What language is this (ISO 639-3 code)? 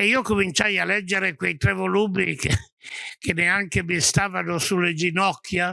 ita